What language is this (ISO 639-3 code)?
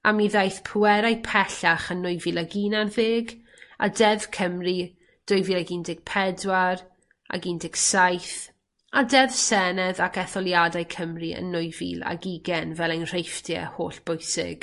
cym